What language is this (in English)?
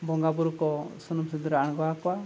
Santali